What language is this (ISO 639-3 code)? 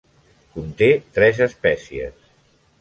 cat